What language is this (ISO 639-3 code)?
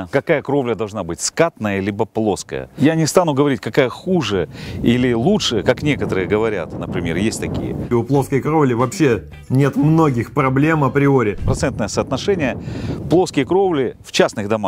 rus